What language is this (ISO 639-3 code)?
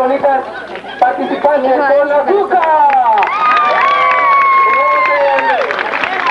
spa